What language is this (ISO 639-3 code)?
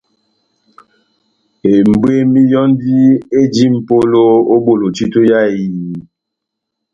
bnm